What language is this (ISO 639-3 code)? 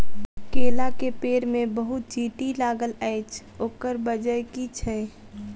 mai